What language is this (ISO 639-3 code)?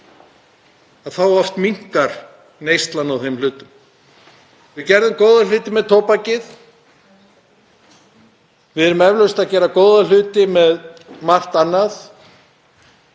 isl